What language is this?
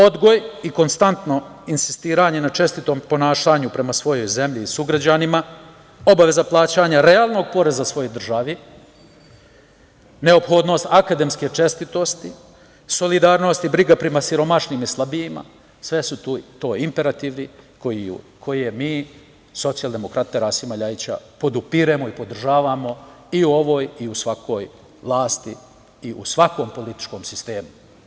Serbian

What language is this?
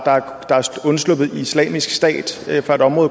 Danish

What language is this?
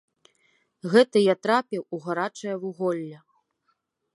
Belarusian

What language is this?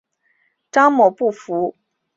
Chinese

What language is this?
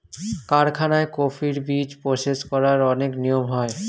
Bangla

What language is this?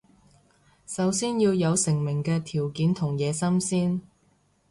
Cantonese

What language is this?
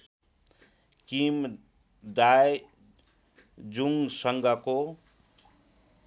Nepali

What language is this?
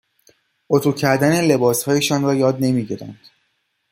Persian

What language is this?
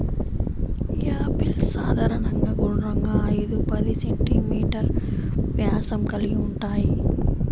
Telugu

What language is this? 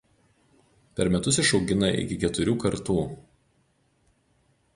Lithuanian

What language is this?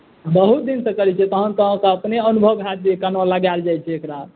Maithili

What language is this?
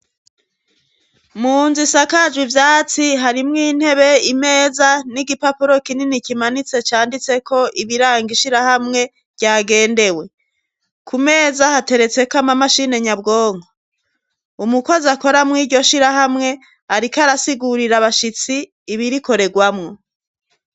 Rundi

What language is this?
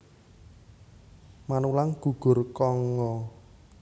Javanese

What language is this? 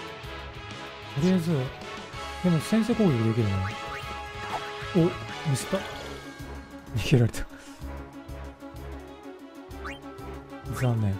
Japanese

